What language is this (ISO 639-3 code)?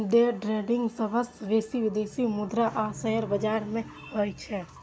mai